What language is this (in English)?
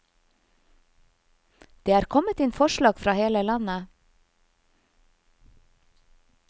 Norwegian